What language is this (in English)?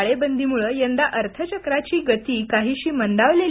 Marathi